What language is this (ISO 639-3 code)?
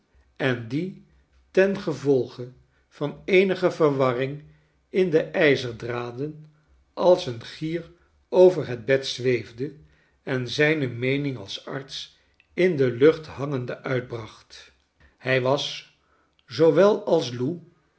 nld